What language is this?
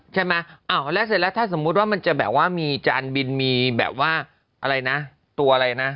Thai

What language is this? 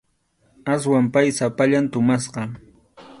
Arequipa-La Unión Quechua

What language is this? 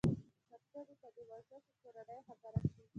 Pashto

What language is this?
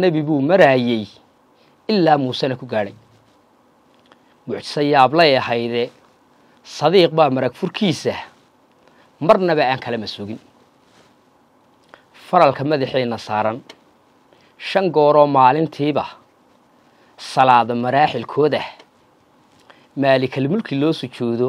Arabic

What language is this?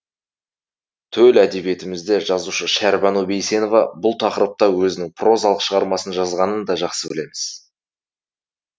Kazakh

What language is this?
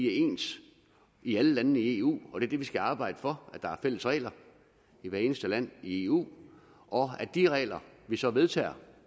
Danish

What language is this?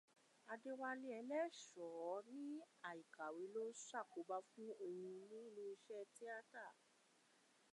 Yoruba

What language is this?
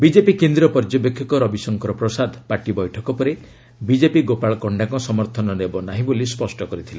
Odia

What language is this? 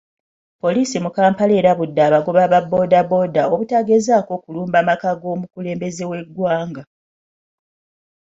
Ganda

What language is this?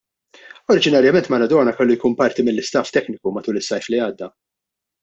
Maltese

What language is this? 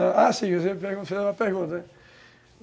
Portuguese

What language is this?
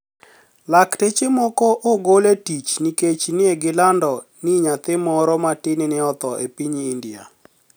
Luo (Kenya and Tanzania)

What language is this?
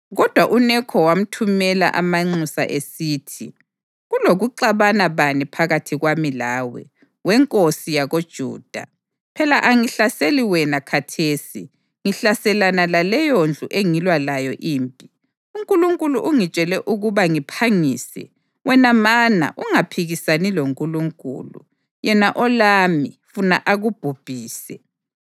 North Ndebele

